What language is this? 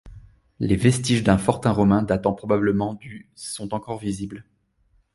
French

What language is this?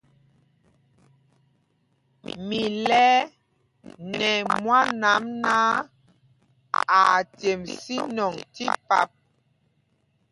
Mpumpong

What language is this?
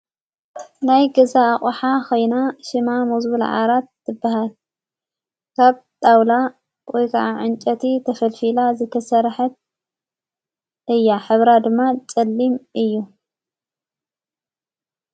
Tigrinya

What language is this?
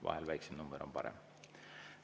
Estonian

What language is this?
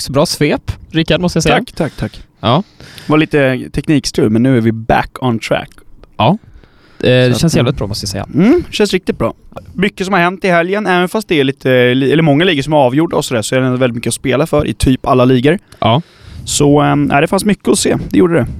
Swedish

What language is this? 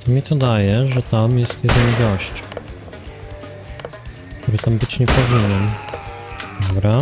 Polish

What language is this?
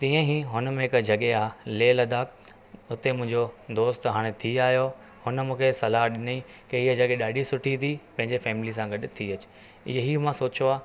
Sindhi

